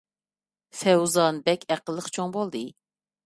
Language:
Uyghur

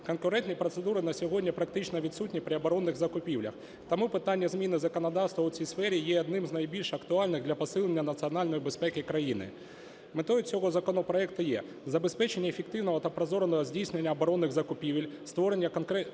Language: Ukrainian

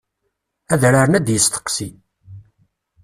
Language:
Kabyle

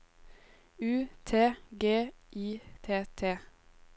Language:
Norwegian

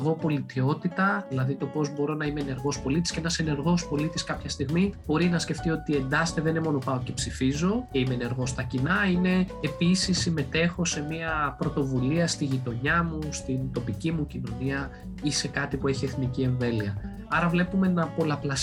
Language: Greek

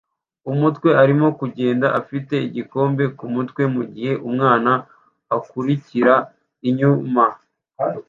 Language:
Kinyarwanda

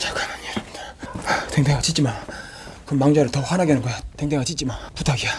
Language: Korean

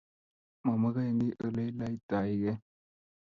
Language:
Kalenjin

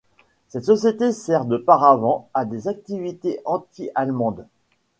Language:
French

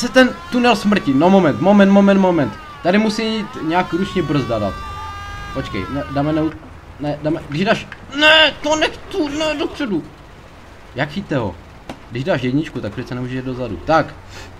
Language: Czech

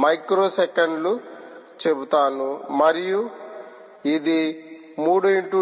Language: Telugu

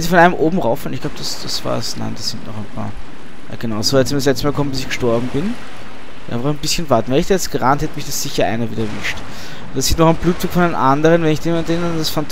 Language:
German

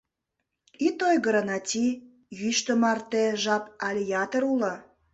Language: Mari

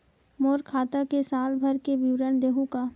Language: Chhattisgarhi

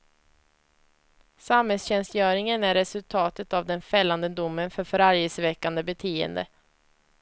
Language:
Swedish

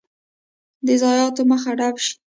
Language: Pashto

